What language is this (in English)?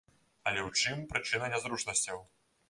Belarusian